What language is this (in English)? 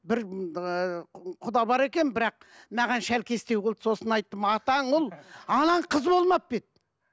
Kazakh